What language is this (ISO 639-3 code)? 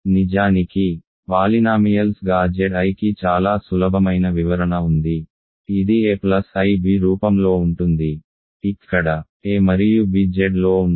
tel